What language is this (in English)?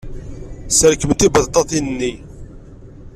Kabyle